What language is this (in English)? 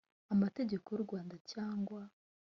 Kinyarwanda